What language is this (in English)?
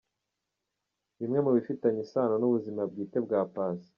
Kinyarwanda